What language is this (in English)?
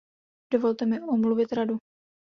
Czech